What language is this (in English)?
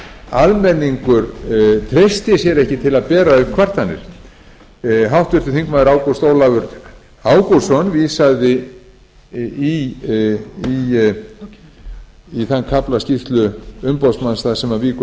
Icelandic